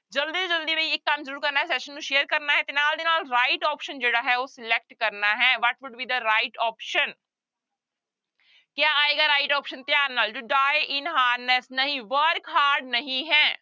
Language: Punjabi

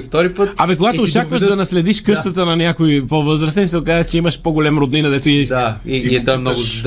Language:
Bulgarian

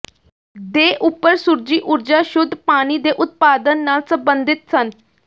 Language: Punjabi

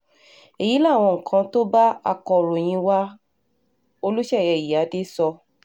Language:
Yoruba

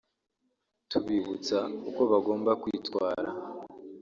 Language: Kinyarwanda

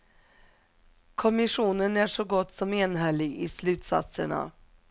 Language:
Swedish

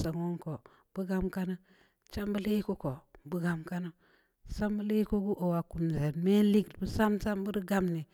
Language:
Samba Leko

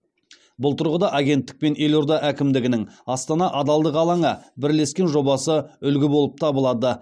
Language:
Kazakh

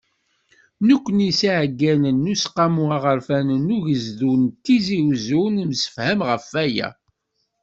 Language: Kabyle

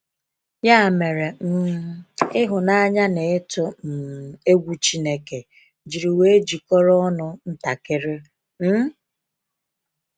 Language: Igbo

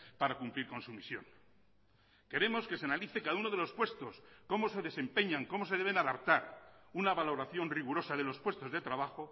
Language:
Spanish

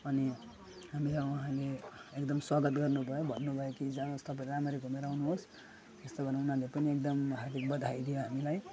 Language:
Nepali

